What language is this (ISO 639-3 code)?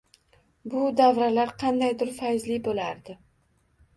uzb